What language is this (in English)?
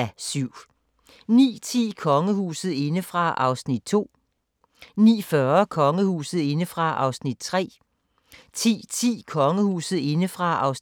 Danish